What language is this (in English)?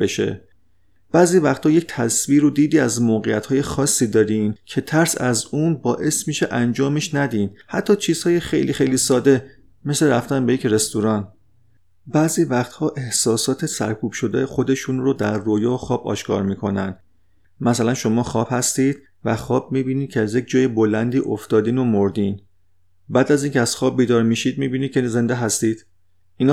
Persian